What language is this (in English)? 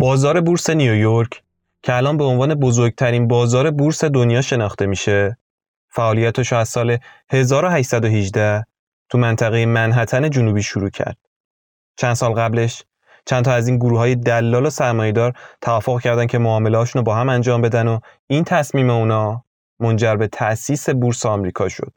Persian